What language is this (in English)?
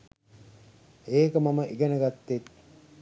Sinhala